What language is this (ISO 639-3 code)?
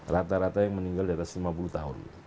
ind